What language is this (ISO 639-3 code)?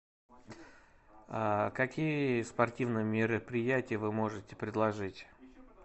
rus